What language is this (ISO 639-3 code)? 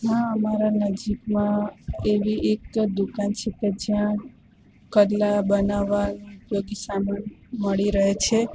guj